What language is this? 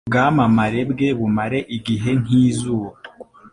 Kinyarwanda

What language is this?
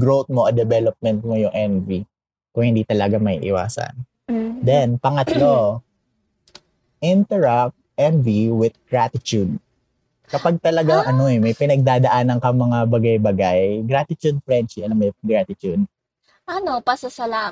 Filipino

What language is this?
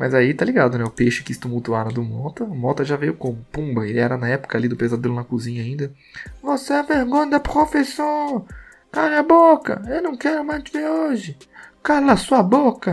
Portuguese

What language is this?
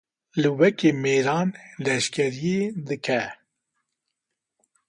Kurdish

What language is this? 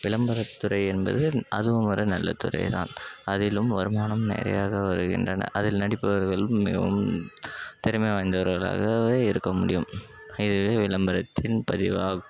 Tamil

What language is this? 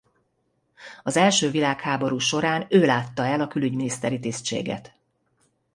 Hungarian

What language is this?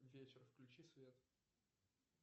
Russian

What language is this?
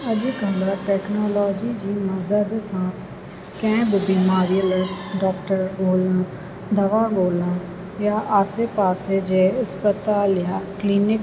Sindhi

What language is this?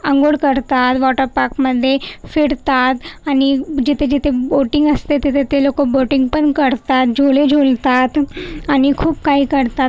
Marathi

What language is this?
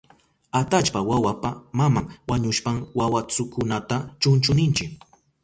Southern Pastaza Quechua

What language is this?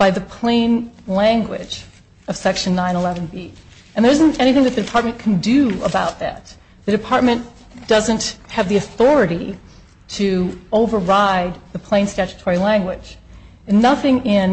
English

